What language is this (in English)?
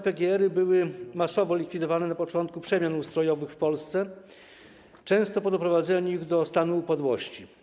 Polish